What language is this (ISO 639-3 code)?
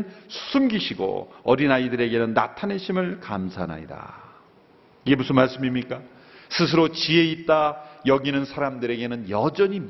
kor